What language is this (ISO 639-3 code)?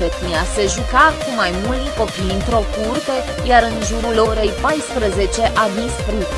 ron